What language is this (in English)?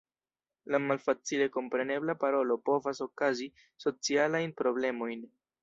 Esperanto